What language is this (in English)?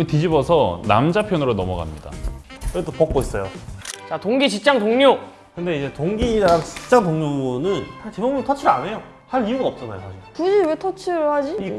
Korean